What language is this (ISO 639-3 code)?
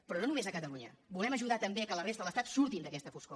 cat